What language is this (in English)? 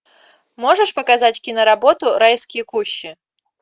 Russian